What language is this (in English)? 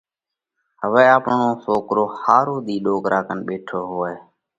Parkari Koli